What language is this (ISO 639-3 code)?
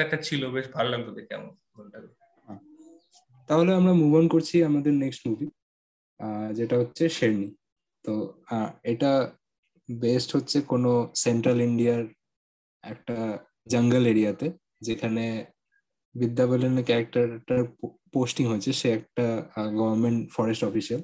ben